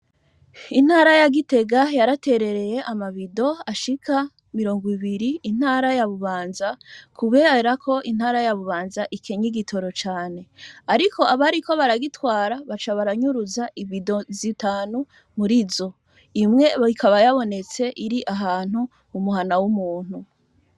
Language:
Rundi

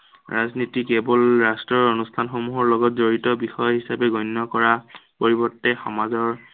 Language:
Assamese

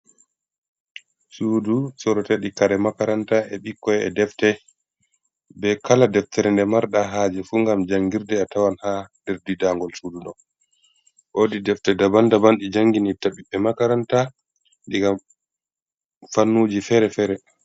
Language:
Fula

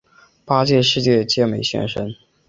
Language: Chinese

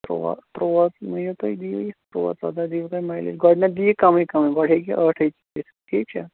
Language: Kashmiri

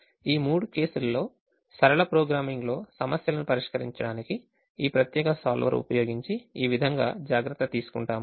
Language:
Telugu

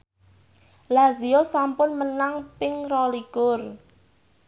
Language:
Javanese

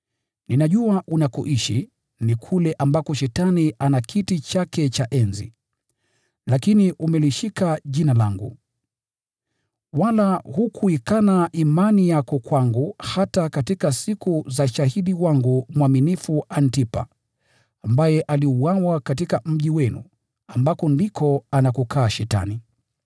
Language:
Swahili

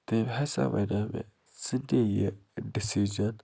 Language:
Kashmiri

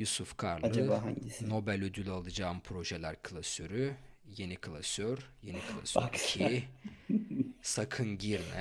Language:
Turkish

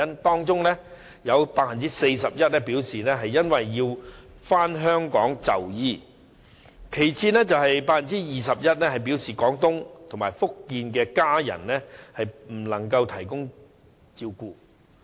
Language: Cantonese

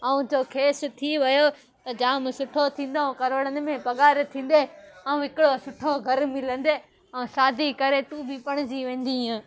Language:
Sindhi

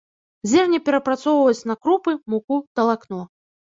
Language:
Belarusian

